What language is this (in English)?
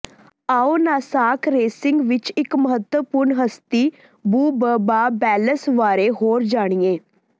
Punjabi